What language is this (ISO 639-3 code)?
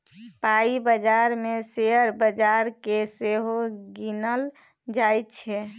mai